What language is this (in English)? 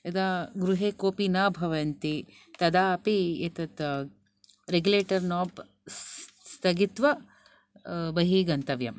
Sanskrit